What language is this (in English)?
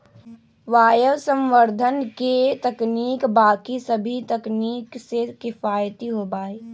Magahi